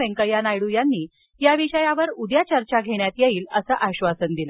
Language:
Marathi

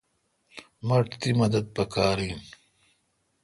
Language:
Kalkoti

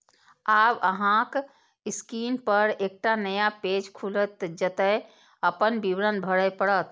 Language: Maithili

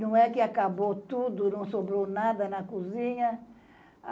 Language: Portuguese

